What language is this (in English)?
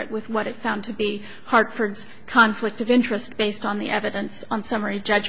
English